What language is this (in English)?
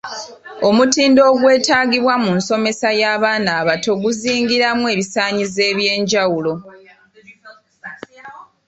Ganda